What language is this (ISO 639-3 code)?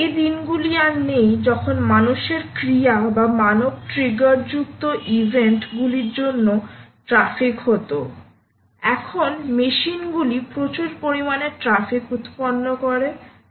ben